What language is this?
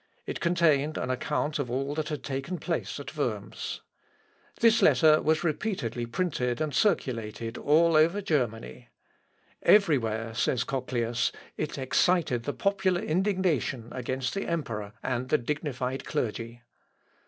English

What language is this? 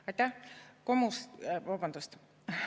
Estonian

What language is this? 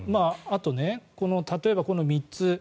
Japanese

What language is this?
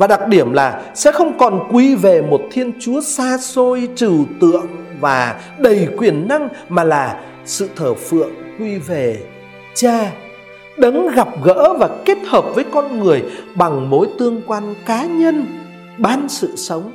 Vietnamese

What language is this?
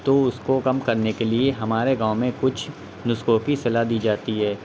Urdu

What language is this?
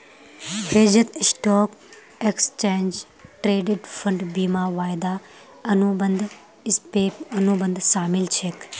Magahi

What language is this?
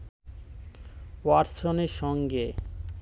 Bangla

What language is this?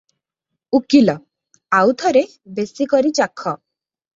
Odia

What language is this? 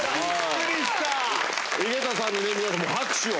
Japanese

